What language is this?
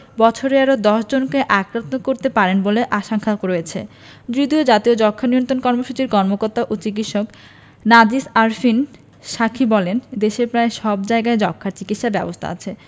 Bangla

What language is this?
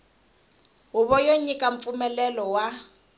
Tsonga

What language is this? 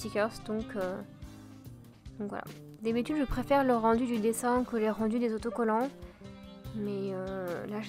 French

